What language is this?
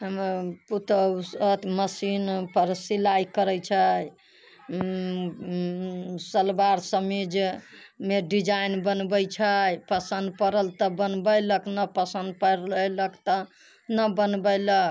Maithili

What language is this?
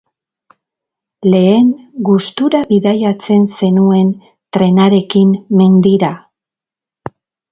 Basque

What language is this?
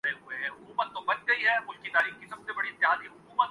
Urdu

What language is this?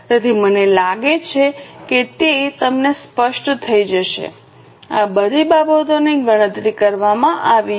Gujarati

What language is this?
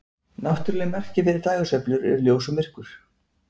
Icelandic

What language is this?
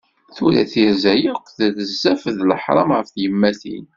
Kabyle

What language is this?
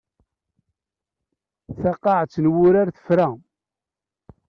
Kabyle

